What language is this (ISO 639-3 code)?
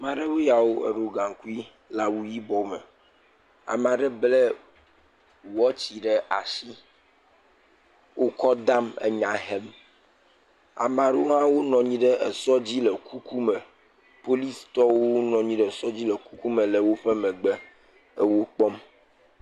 ewe